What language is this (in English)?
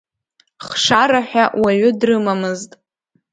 Abkhazian